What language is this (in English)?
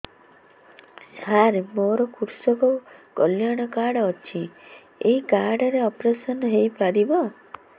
Odia